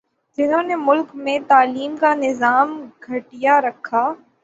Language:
Urdu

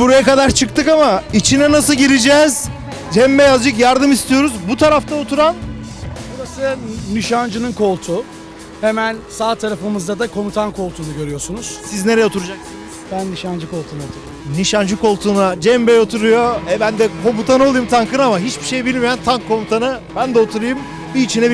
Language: Turkish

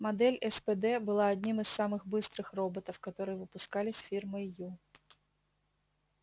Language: Russian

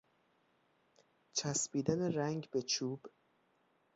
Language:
Persian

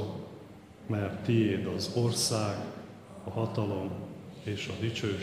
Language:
Hungarian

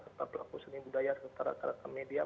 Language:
Indonesian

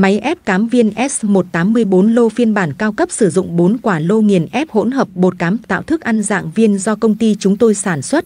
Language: Vietnamese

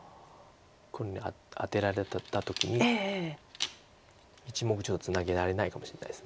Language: Japanese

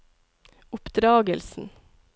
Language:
Norwegian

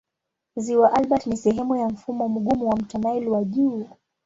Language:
Swahili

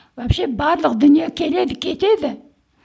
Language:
Kazakh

